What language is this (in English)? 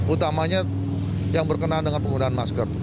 Indonesian